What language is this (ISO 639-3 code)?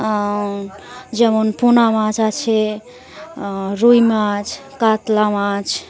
ben